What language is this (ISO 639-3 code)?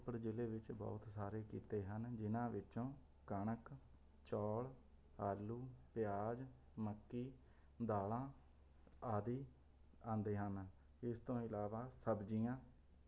pan